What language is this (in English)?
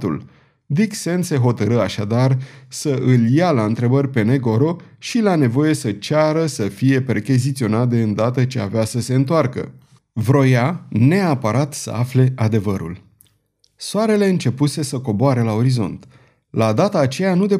Romanian